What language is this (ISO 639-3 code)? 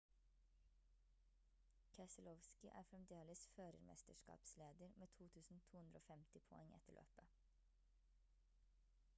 nob